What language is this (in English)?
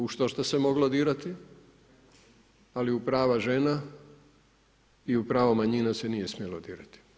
Croatian